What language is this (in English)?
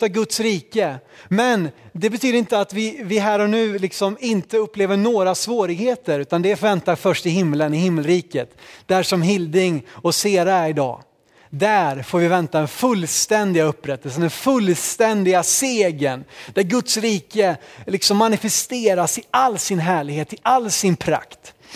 Swedish